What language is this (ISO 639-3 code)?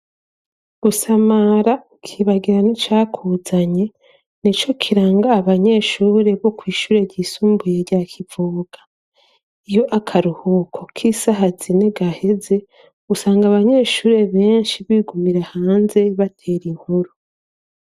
run